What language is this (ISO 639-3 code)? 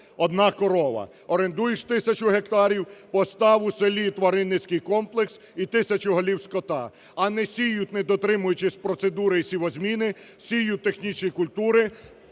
ukr